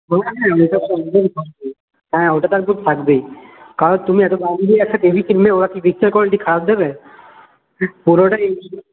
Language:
Bangla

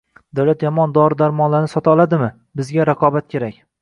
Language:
Uzbek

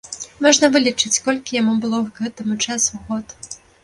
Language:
Belarusian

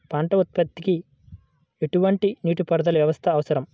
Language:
Telugu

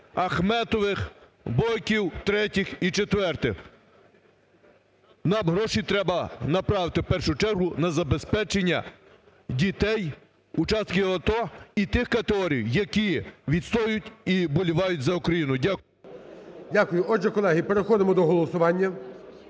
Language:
Ukrainian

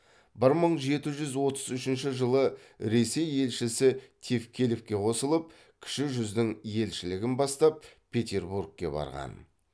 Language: Kazakh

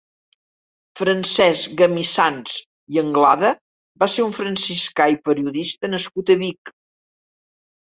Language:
Catalan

